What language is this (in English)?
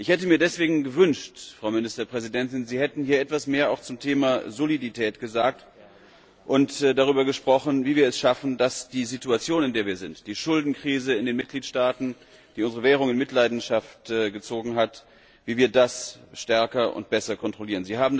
German